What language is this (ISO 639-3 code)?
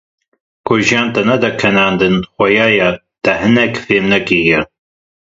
kur